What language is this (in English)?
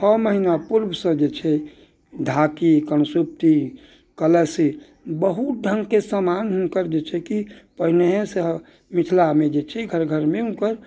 Maithili